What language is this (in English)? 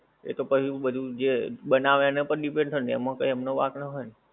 Gujarati